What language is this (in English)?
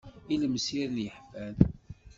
Kabyle